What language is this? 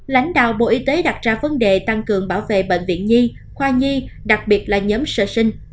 Vietnamese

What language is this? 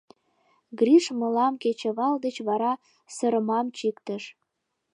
Mari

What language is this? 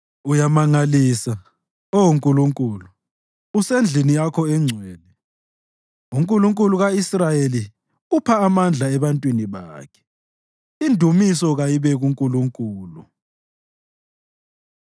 North Ndebele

